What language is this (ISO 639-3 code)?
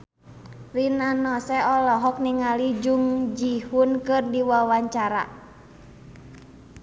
sun